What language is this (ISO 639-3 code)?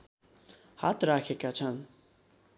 nep